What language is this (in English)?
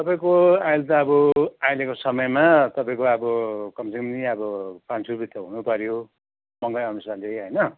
Nepali